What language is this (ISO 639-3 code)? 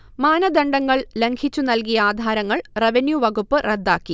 mal